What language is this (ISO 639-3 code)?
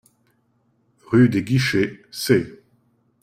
fra